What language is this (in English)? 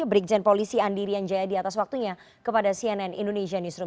Indonesian